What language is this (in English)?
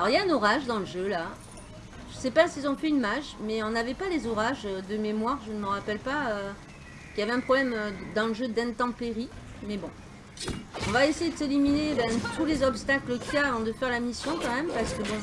French